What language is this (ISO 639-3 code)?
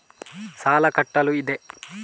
kan